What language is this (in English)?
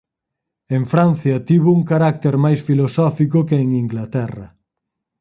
Galician